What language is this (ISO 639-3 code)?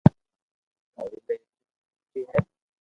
lrk